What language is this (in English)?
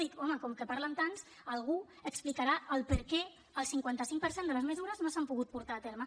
Catalan